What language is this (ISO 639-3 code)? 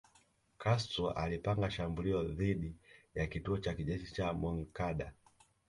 swa